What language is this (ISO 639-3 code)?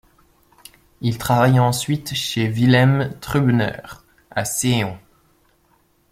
fra